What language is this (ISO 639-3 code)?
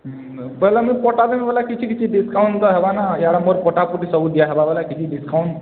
ori